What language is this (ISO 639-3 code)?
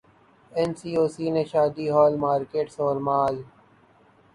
urd